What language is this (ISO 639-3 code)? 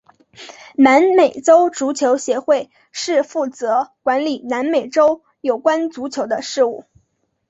zho